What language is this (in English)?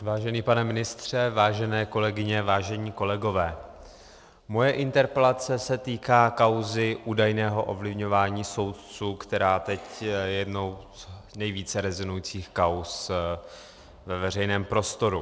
Czech